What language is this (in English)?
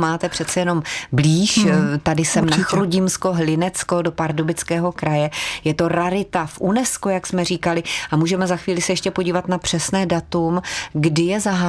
Czech